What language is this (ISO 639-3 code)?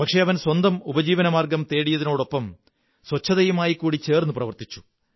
mal